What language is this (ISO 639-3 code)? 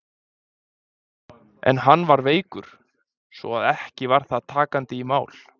isl